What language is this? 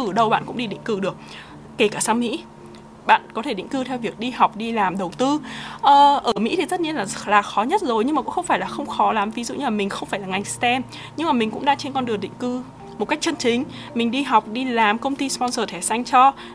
Vietnamese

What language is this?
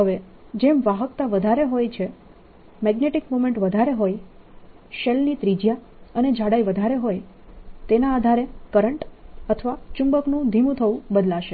Gujarati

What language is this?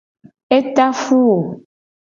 Gen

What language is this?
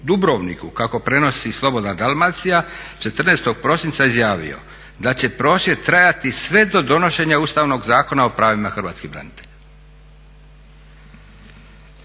Croatian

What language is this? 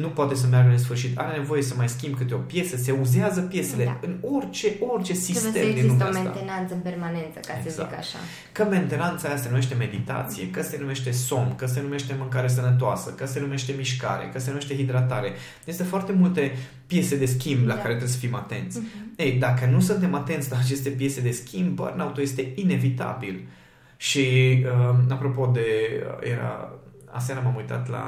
Romanian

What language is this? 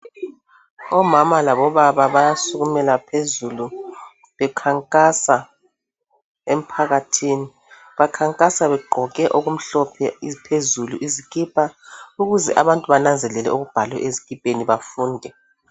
North Ndebele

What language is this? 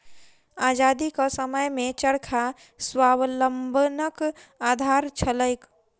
Maithili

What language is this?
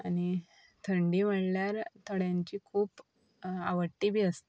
Konkani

